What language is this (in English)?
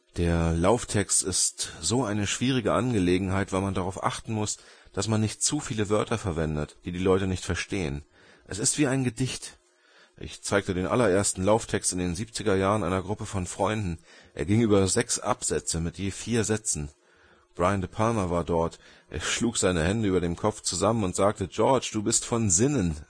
German